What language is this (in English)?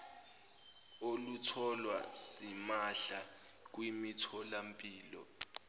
Zulu